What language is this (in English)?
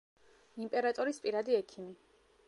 Georgian